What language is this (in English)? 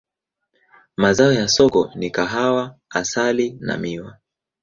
Swahili